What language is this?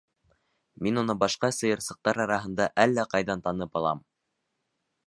Bashkir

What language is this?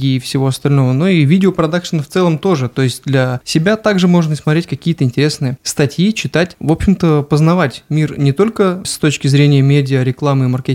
Russian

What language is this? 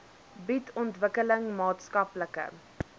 Afrikaans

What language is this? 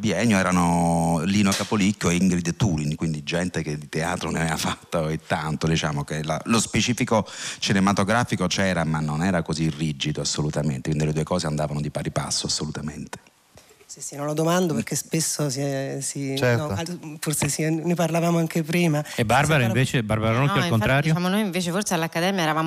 Italian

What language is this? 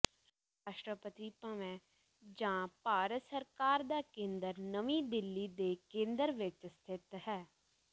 Punjabi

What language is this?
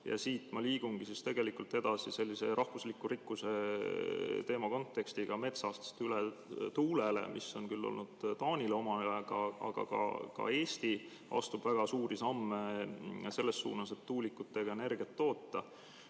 Estonian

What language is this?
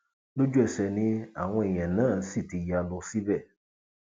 Yoruba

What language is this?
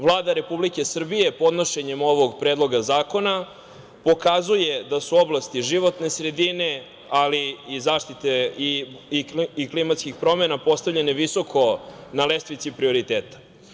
Serbian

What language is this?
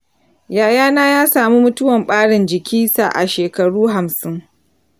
Hausa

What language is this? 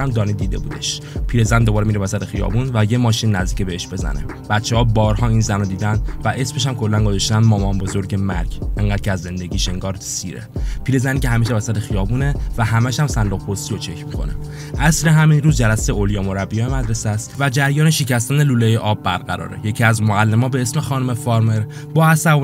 Persian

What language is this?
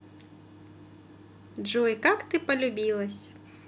Russian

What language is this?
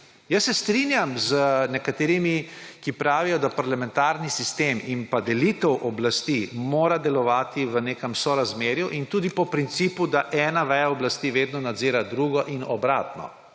Slovenian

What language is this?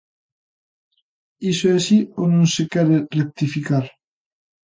Galician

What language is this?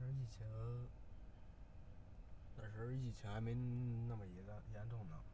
Chinese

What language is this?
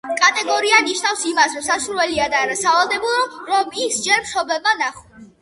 Georgian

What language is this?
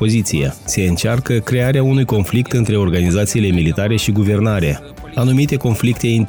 Romanian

